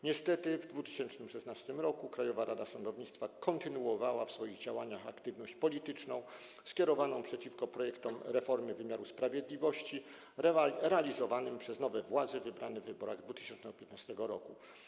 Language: Polish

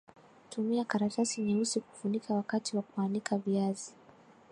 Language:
Swahili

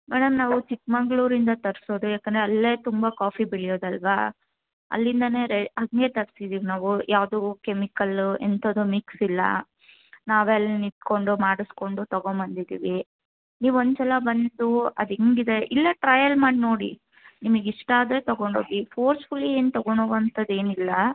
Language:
Kannada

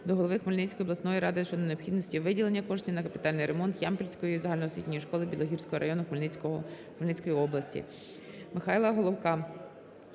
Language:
Ukrainian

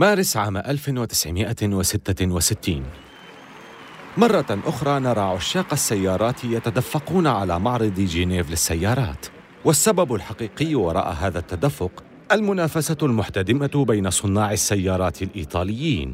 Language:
Arabic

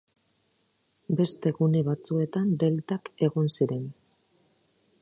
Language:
Basque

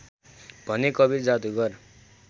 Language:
Nepali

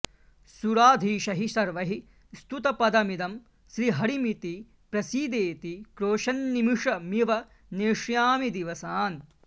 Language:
Sanskrit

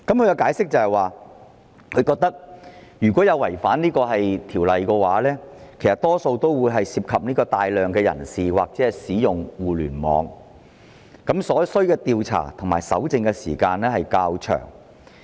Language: Cantonese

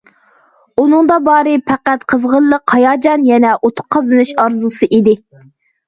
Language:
Uyghur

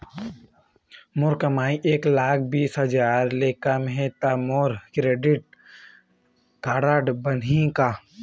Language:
Chhattisgarhi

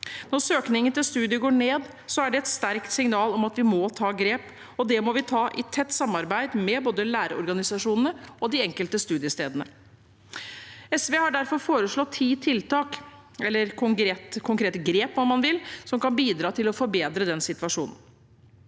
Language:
Norwegian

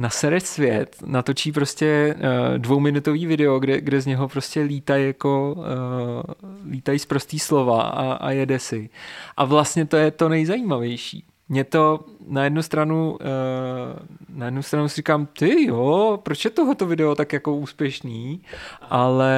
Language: Czech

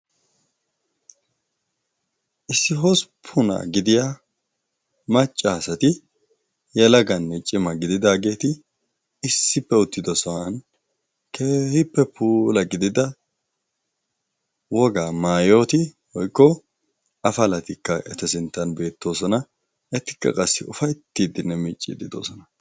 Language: Wolaytta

